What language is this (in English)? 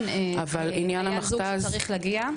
Hebrew